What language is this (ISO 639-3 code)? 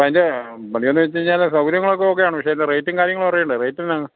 mal